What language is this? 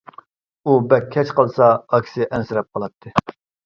Uyghur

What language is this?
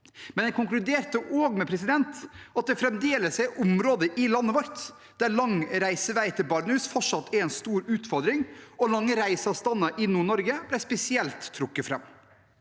Norwegian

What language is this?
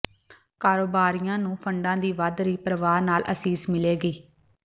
Punjabi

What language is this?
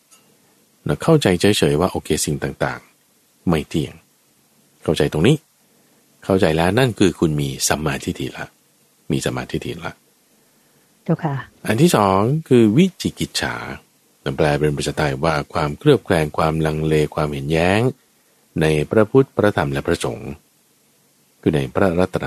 Thai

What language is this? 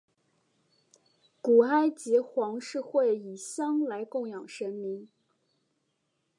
Chinese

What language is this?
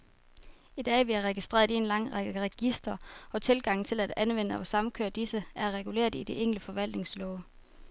Danish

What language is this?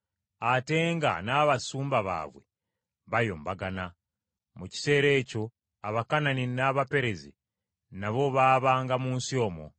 Ganda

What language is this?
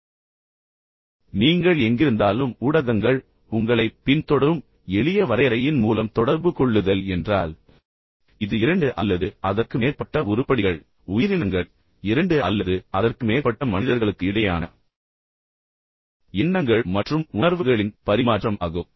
Tamil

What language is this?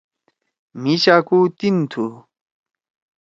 Torwali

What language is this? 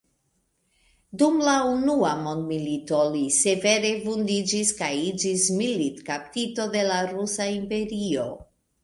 Esperanto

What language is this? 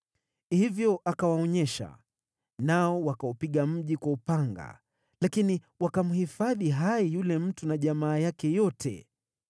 Swahili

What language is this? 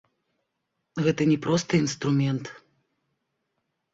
Belarusian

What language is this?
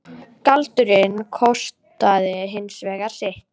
Icelandic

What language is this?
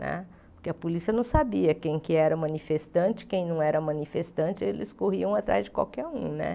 Portuguese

